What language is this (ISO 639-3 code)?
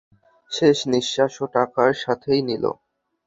ben